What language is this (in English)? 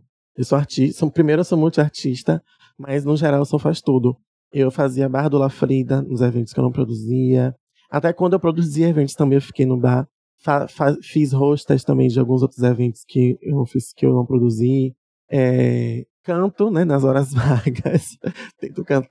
Portuguese